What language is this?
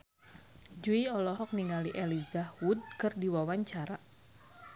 Sundanese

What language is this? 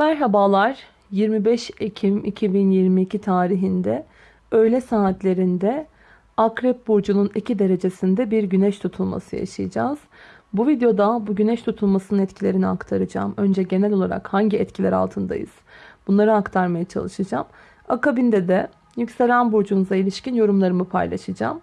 Turkish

